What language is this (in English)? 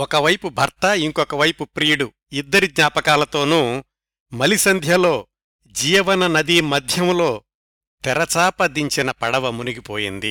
Telugu